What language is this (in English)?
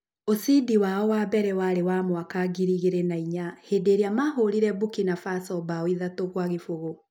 Kikuyu